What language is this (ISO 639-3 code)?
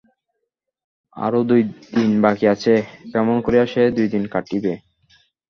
ben